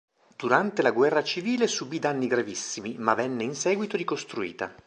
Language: Italian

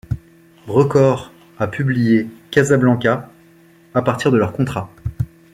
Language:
French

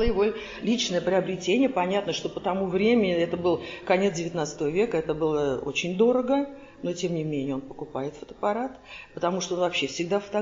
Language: Russian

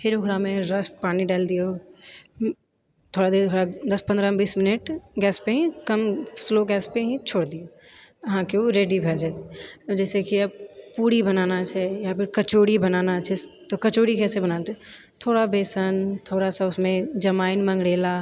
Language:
Maithili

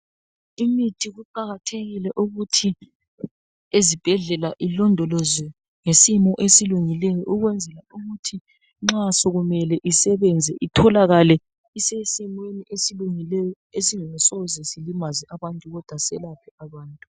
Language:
North Ndebele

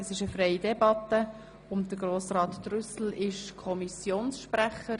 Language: Swiss German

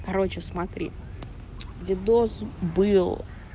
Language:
Russian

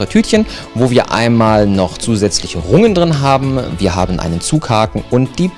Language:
German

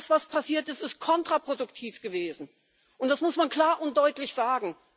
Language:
German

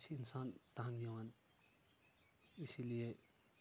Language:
Kashmiri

